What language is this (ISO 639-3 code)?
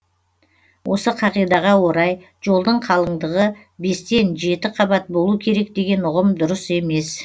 kaz